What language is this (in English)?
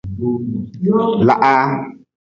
Nawdm